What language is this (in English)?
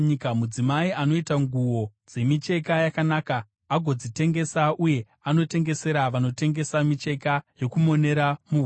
Shona